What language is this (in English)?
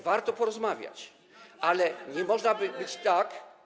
Polish